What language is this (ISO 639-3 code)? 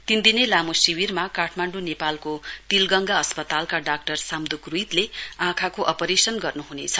nep